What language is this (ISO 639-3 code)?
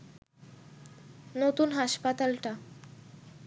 ben